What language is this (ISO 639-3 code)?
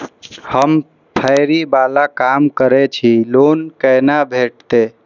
mai